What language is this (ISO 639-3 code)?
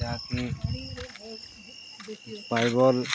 ori